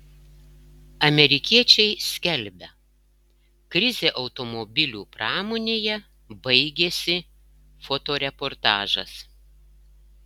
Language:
Lithuanian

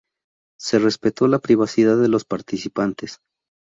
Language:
Spanish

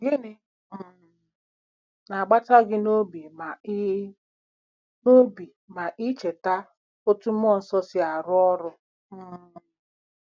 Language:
Igbo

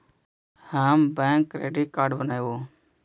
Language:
Magahi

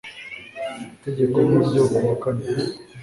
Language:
Kinyarwanda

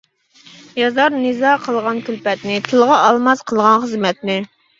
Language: Uyghur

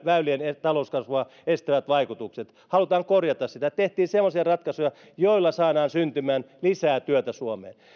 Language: Finnish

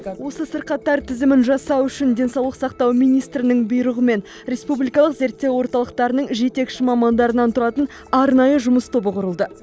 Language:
Kazakh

